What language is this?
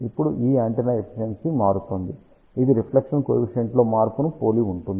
Telugu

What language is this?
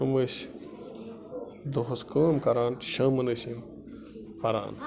Kashmiri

